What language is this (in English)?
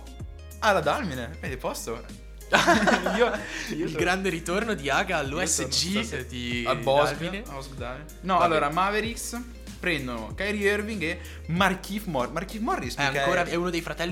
Italian